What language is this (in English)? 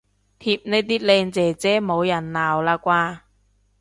Cantonese